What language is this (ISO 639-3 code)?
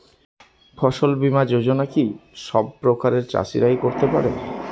ben